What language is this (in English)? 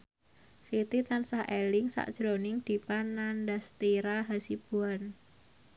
Javanese